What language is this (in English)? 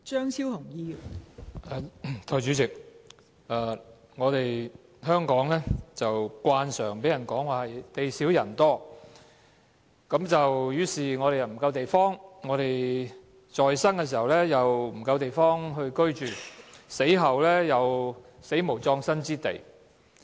Cantonese